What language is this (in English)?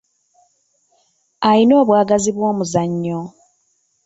Ganda